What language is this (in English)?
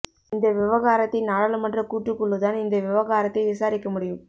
Tamil